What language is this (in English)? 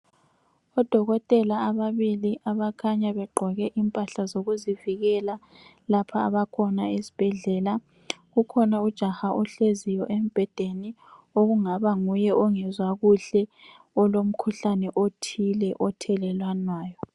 North Ndebele